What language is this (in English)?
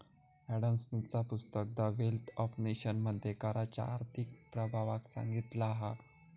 Marathi